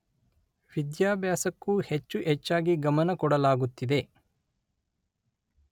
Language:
Kannada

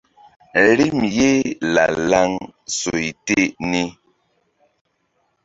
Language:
Mbum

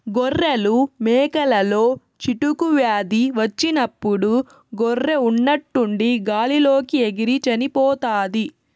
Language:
Telugu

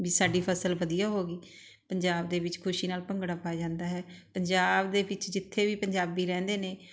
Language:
Punjabi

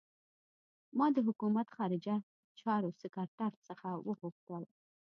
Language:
Pashto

